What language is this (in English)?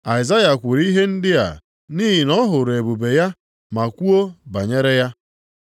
Igbo